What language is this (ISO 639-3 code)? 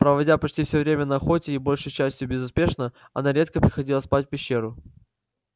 rus